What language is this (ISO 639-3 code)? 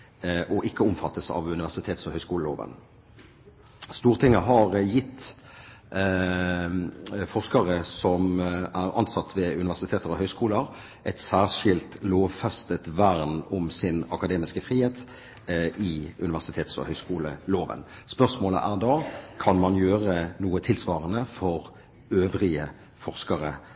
nob